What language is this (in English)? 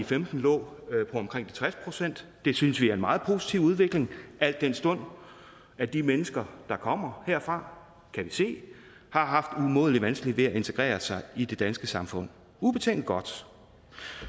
Danish